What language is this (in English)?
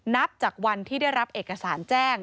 Thai